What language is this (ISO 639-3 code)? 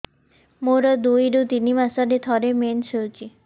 ori